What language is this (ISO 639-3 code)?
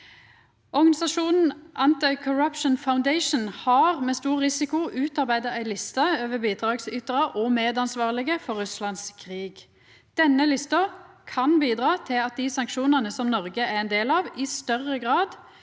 nor